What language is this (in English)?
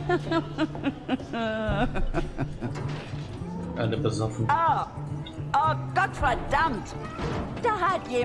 German